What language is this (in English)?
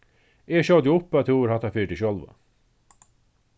Faroese